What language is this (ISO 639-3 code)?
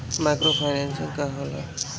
bho